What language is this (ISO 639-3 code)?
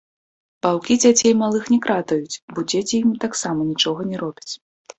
bel